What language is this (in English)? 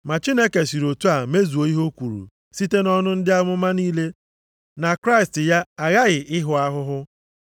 Igbo